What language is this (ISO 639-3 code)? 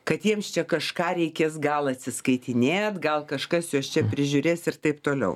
lit